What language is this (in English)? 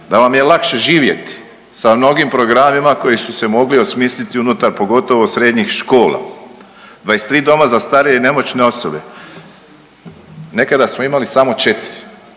Croatian